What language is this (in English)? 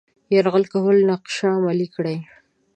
Pashto